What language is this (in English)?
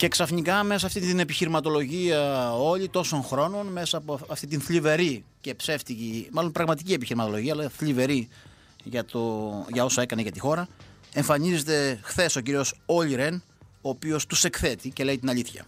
Greek